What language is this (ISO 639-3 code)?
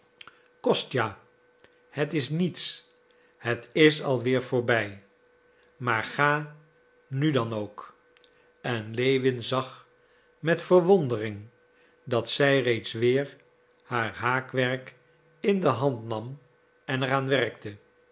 nld